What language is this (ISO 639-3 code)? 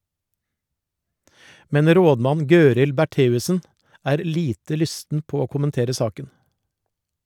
nor